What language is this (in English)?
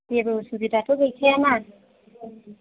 Bodo